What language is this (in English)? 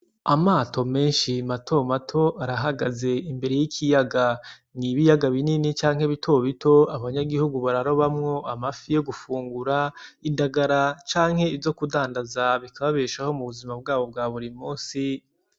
Rundi